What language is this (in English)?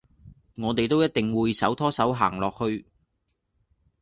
Cantonese